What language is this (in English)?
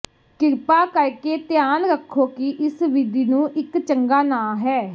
Punjabi